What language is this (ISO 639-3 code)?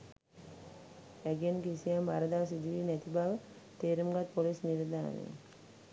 sin